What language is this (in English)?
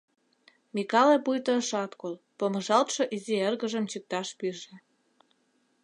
Mari